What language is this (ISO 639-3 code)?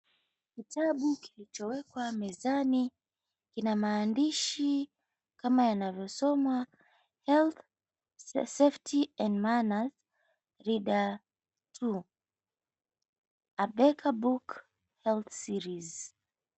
swa